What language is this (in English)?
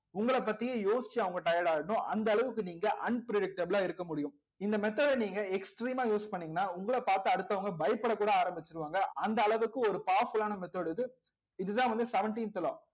Tamil